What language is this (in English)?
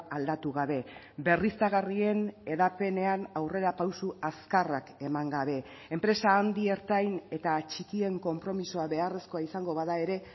Basque